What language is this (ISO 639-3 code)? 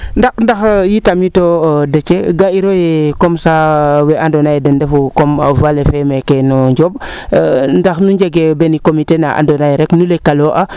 srr